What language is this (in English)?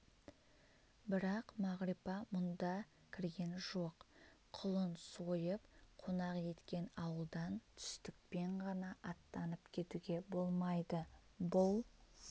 Kazakh